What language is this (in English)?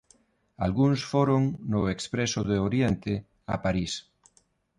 Galician